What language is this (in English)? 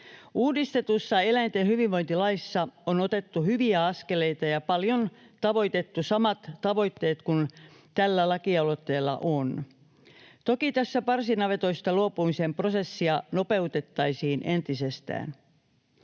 Finnish